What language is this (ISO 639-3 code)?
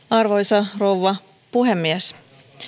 fin